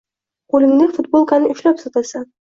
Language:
Uzbek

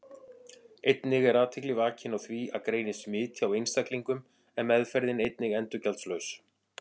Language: Icelandic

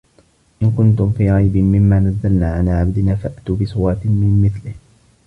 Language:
Arabic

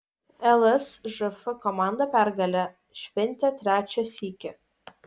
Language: Lithuanian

